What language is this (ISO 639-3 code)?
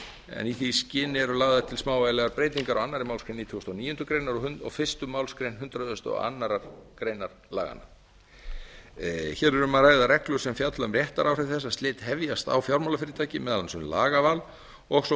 isl